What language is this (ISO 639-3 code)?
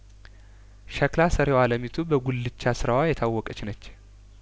amh